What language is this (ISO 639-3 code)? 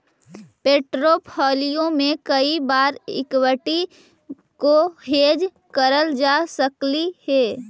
mag